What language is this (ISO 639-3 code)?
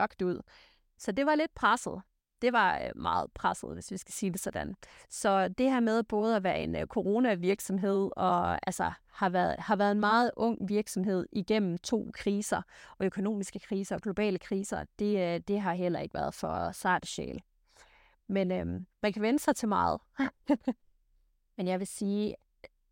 dan